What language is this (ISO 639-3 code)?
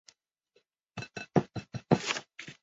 zho